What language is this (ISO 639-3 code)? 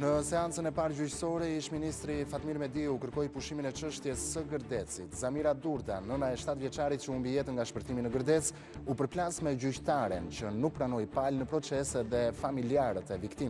ron